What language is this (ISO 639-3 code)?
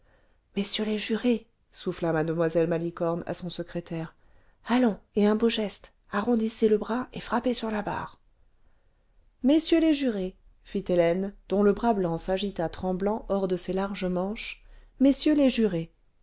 fra